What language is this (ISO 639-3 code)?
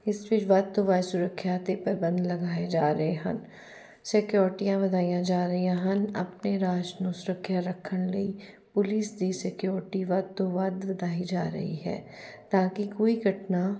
pan